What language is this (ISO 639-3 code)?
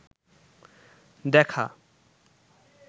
ben